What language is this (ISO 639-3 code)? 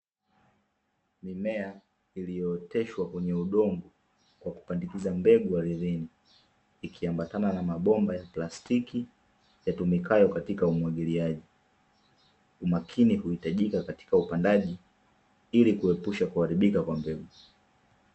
swa